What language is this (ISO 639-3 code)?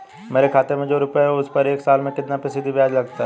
hin